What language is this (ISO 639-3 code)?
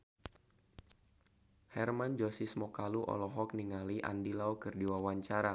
sun